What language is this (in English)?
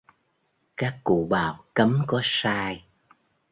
Vietnamese